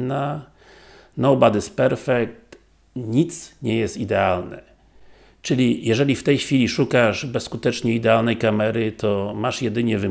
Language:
Polish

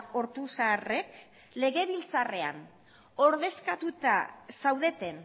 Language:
Basque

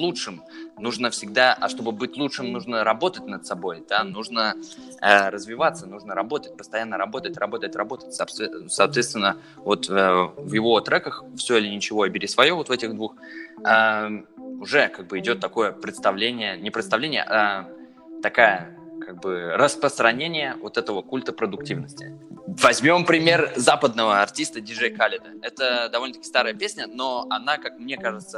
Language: Russian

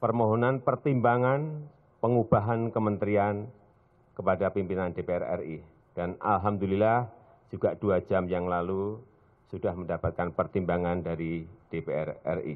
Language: Indonesian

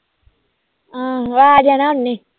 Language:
Punjabi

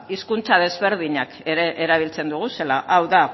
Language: Basque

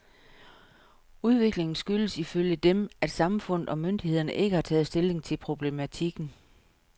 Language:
Danish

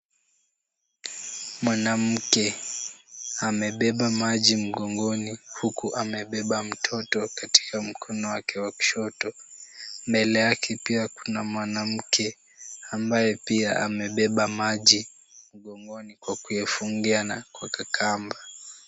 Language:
Swahili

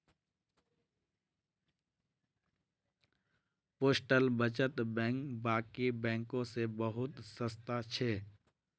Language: Magahi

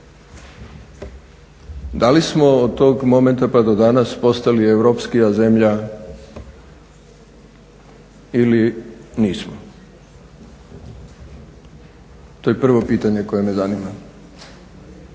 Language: Croatian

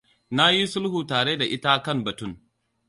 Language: Hausa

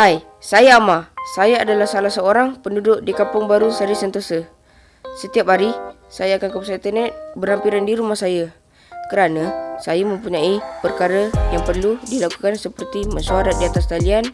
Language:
Malay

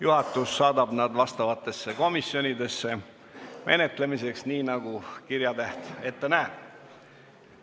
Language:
Estonian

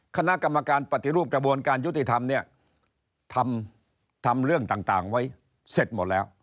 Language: Thai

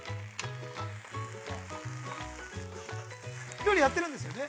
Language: Japanese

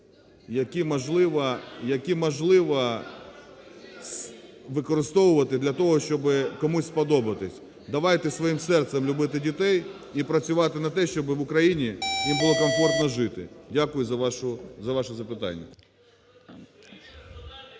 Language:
Ukrainian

